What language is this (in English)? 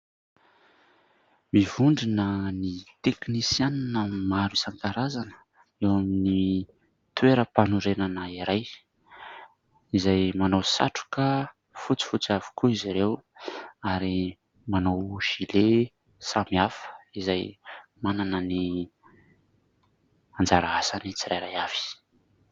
Malagasy